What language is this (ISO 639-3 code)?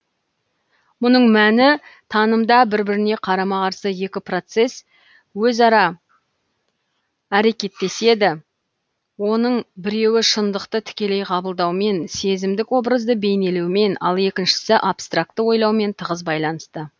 kaz